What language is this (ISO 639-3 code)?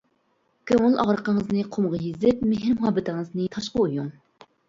uig